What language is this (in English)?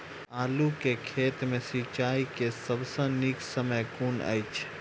Maithili